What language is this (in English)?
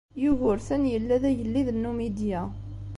Kabyle